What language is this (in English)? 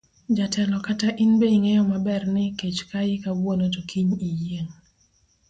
Luo (Kenya and Tanzania)